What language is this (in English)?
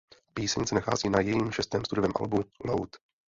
Czech